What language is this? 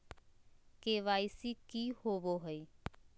Magahi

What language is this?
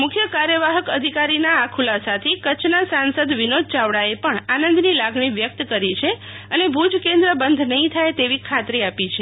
Gujarati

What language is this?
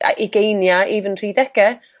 Welsh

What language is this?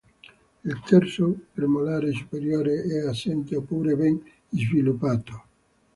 Italian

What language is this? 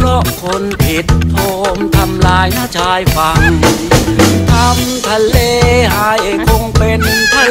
Thai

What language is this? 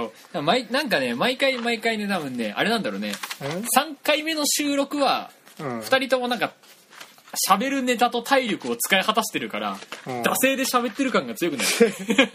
Japanese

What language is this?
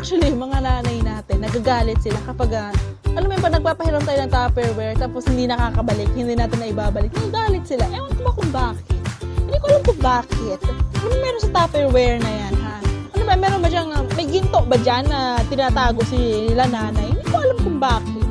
Filipino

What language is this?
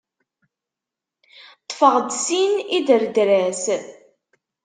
Kabyle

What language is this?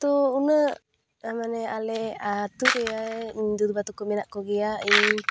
Santali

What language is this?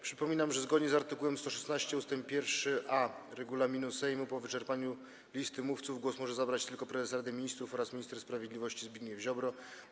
Polish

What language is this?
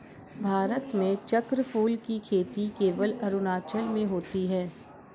Hindi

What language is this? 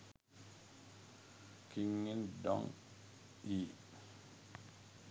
Sinhala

